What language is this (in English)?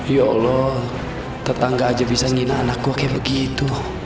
Indonesian